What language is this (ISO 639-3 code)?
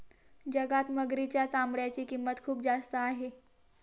mar